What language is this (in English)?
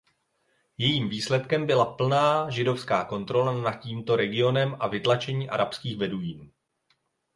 Czech